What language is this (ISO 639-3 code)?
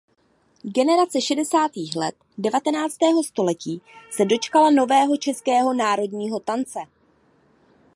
ces